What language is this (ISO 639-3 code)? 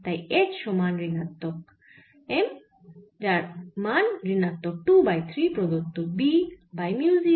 ben